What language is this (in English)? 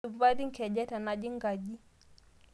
Masai